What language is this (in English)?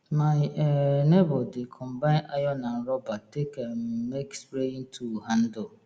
Nigerian Pidgin